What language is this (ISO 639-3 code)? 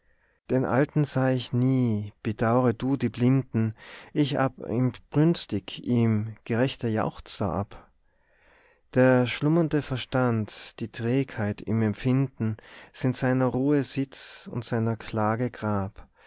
deu